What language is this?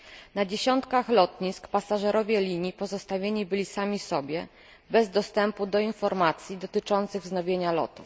Polish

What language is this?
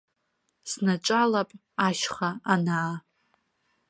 Abkhazian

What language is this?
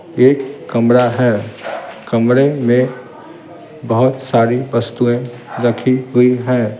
Hindi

